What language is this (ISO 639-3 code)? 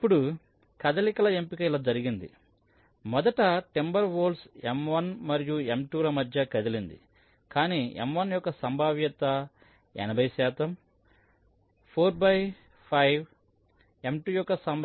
tel